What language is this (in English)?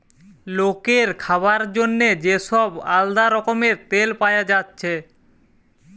Bangla